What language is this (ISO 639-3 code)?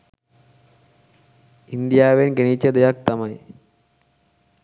sin